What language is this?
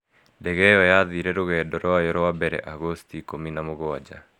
Kikuyu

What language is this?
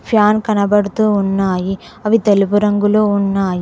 Telugu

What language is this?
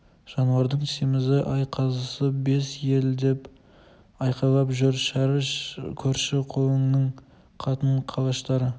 Kazakh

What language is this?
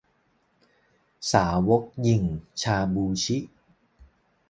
Thai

